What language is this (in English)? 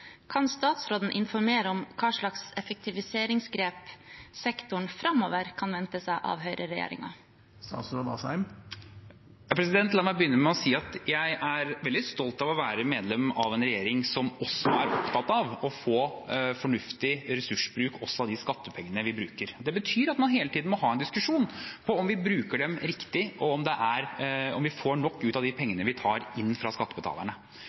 Norwegian Bokmål